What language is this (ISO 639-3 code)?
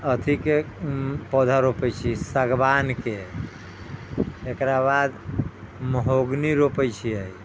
mai